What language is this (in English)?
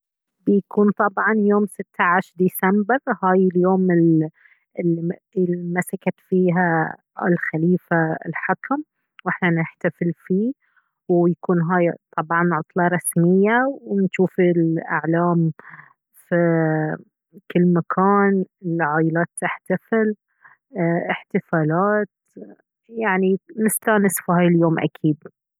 Baharna Arabic